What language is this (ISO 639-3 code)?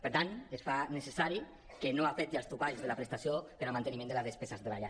cat